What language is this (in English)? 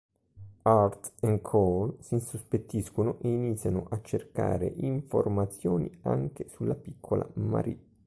Italian